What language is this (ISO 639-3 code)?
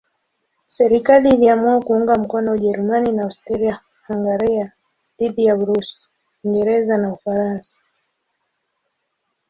swa